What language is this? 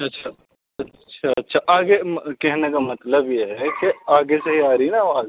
Urdu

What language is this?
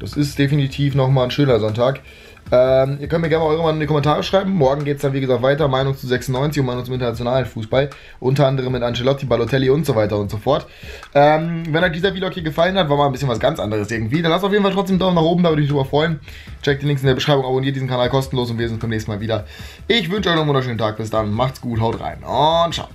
German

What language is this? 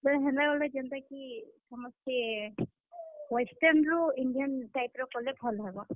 Odia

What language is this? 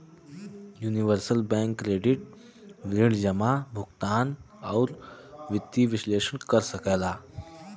Bhojpuri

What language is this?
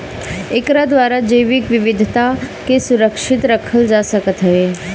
Bhojpuri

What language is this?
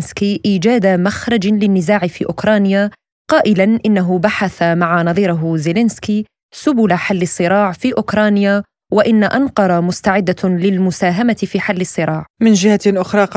Arabic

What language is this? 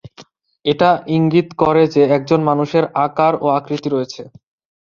Bangla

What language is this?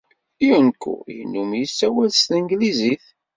Kabyle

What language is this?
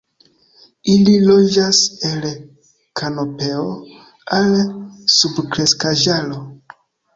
Esperanto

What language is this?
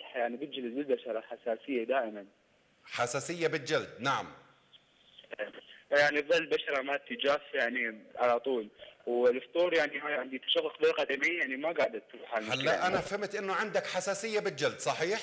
Arabic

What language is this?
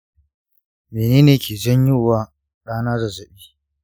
Hausa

